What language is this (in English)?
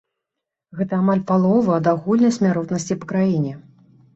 Belarusian